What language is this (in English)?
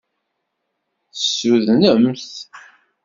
Kabyle